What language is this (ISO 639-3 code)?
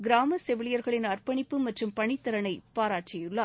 tam